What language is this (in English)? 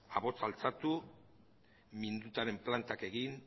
Basque